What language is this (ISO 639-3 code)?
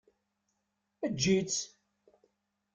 kab